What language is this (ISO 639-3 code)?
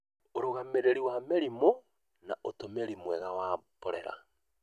kik